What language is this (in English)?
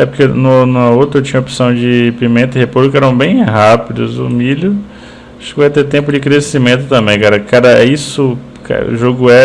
Portuguese